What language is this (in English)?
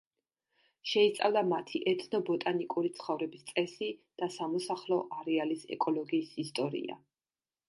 Georgian